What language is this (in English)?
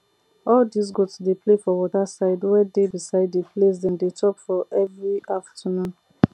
Nigerian Pidgin